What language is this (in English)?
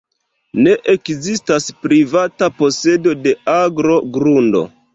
Esperanto